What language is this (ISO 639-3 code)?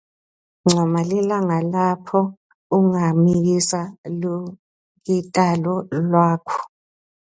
ssw